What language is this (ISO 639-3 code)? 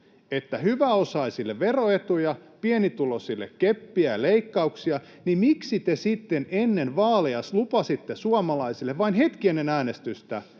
fin